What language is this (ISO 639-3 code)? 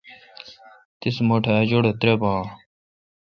xka